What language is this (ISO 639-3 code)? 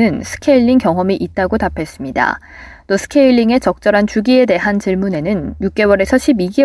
kor